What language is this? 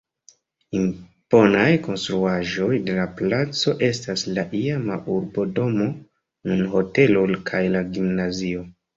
Esperanto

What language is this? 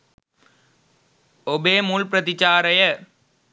Sinhala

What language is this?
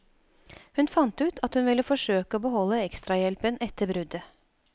Norwegian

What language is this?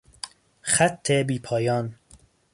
Persian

